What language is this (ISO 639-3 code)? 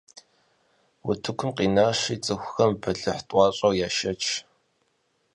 kbd